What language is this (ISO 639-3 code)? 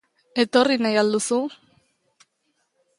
eus